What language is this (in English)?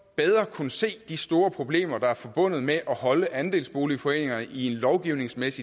Danish